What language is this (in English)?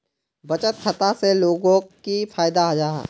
Magahi